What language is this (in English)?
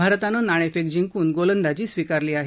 Marathi